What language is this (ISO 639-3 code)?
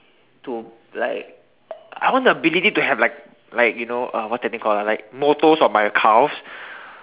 eng